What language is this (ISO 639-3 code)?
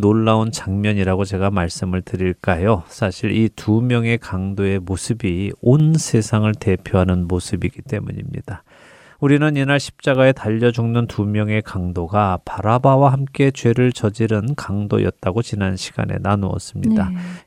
kor